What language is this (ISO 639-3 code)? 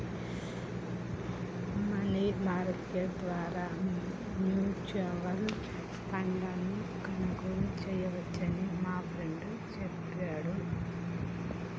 tel